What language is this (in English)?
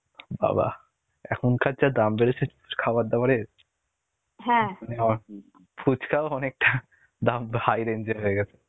Bangla